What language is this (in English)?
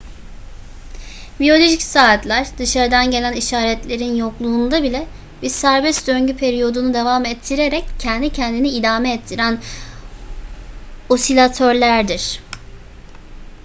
Turkish